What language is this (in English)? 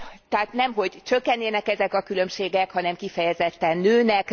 Hungarian